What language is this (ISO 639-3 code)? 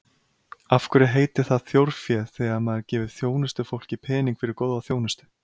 isl